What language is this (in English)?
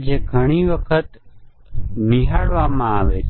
Gujarati